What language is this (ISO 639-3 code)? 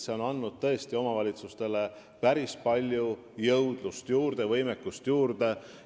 est